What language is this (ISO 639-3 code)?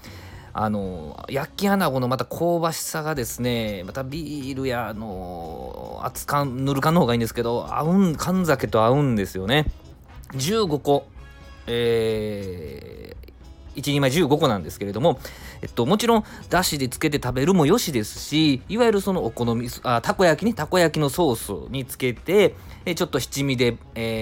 jpn